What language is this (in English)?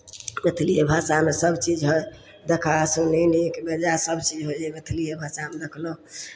Maithili